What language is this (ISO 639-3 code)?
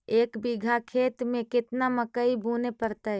mag